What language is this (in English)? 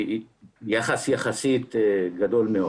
Hebrew